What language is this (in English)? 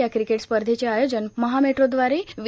Marathi